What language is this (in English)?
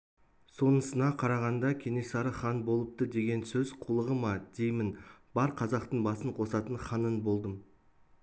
Kazakh